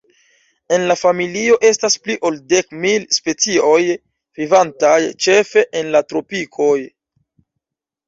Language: Esperanto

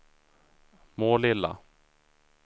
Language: Swedish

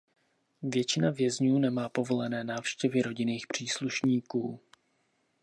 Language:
Czech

